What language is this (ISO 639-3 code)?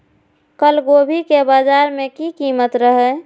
mai